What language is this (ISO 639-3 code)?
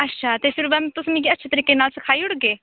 doi